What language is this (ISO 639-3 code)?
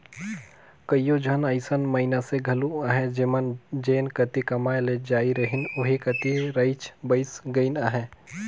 hne